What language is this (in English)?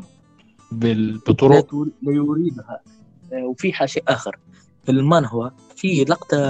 Arabic